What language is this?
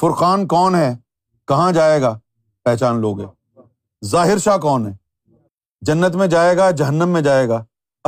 Urdu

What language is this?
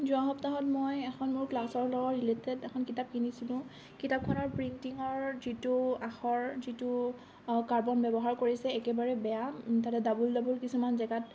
Assamese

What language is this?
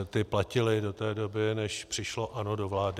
Czech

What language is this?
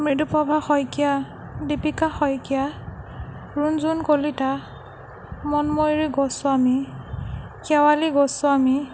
Assamese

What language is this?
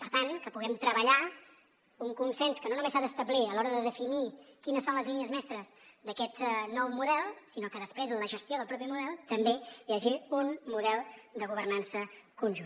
Catalan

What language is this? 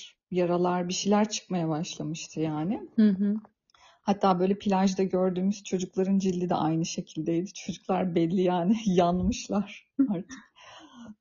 Turkish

